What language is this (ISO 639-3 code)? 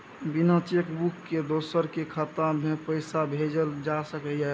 mai